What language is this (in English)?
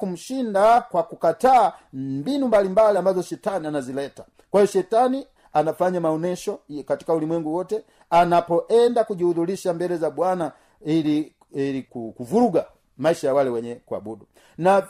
Swahili